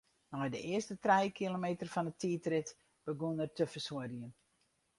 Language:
Western Frisian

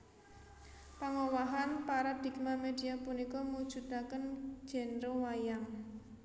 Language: Javanese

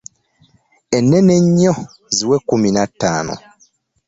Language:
Ganda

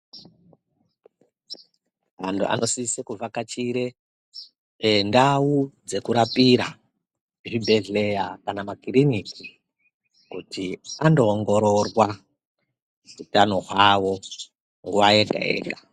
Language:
Ndau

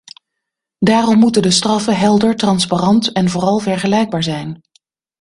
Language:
Dutch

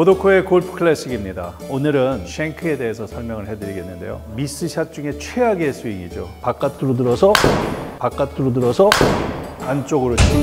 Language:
Korean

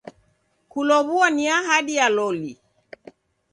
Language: Taita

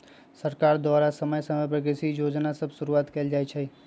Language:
Magahi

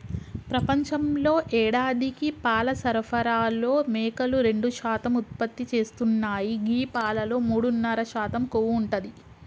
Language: Telugu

